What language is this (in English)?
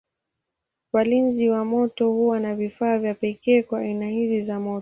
Swahili